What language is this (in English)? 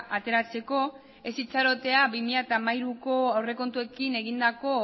Basque